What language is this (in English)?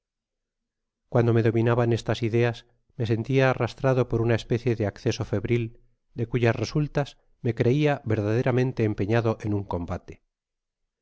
Spanish